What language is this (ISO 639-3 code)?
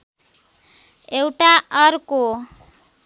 nep